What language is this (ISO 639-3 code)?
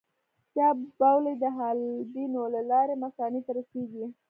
pus